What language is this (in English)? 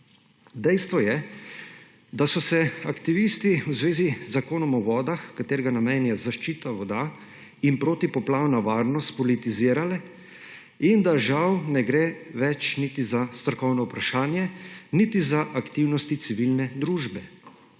Slovenian